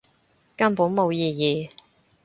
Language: Cantonese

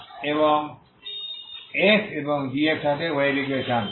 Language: Bangla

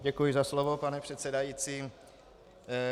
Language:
Czech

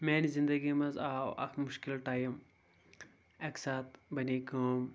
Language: Kashmiri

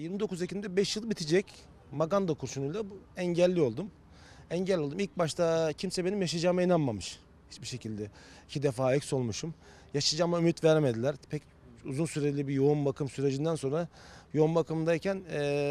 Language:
Turkish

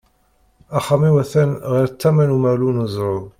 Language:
Kabyle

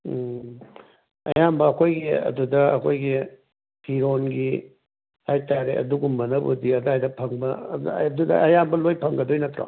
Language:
Manipuri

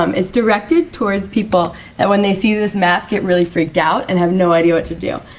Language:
English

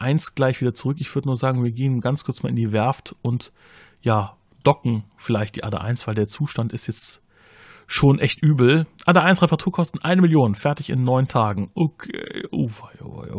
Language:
German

